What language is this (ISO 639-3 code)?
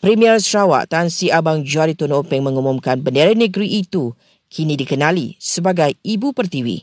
msa